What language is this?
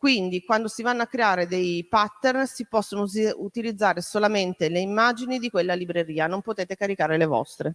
Italian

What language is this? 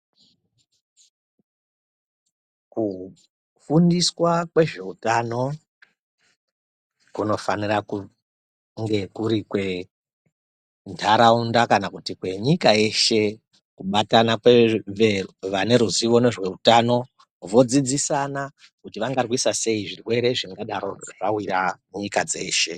Ndau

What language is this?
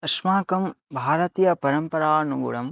Sanskrit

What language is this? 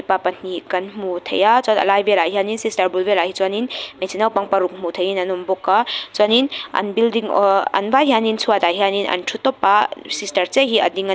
Mizo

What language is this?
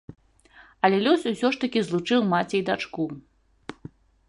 Belarusian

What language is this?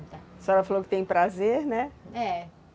Portuguese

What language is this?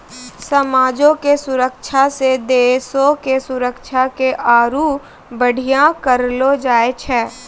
Maithili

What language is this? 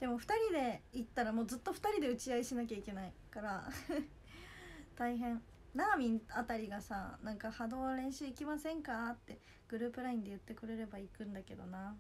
Japanese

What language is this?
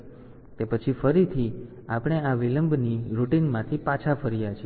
Gujarati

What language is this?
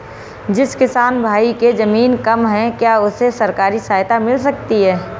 Hindi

